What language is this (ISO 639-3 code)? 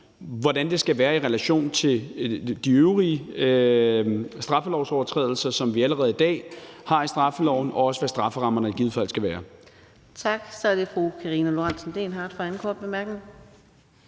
dan